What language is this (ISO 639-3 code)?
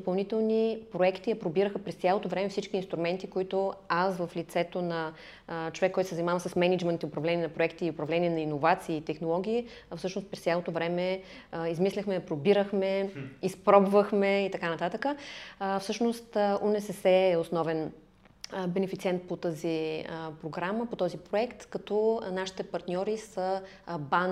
bul